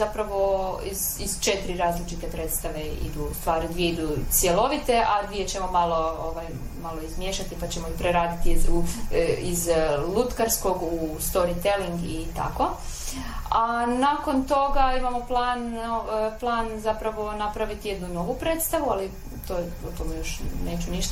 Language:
Croatian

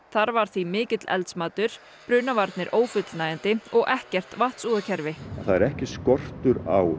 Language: Icelandic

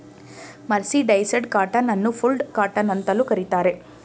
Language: Kannada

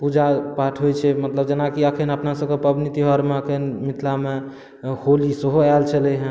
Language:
Maithili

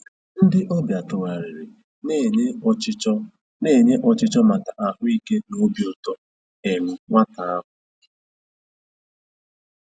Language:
Igbo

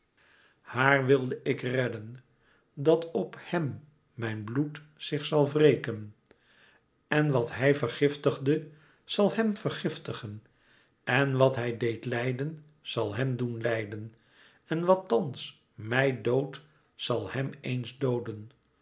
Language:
Dutch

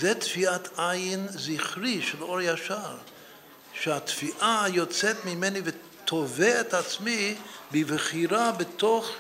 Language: Hebrew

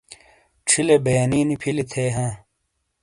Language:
Shina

